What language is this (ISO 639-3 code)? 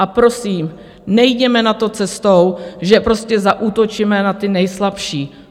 ces